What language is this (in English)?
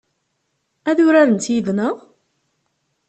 Kabyle